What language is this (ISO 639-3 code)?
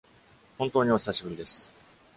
jpn